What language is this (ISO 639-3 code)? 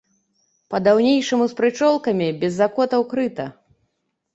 bel